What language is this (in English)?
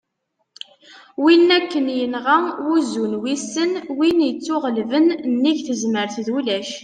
Kabyle